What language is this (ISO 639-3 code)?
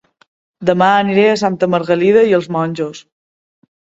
cat